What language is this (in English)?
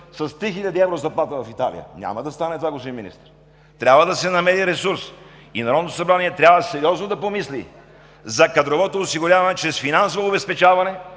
Bulgarian